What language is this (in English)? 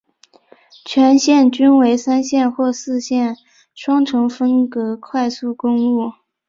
Chinese